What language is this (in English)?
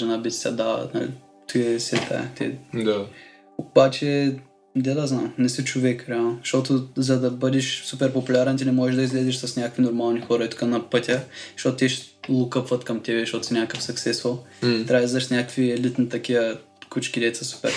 Bulgarian